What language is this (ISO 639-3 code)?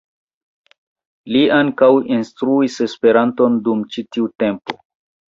epo